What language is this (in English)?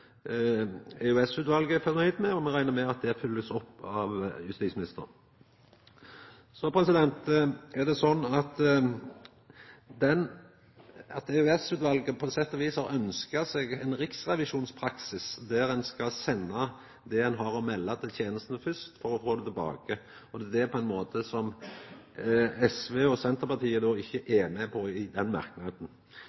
Norwegian Nynorsk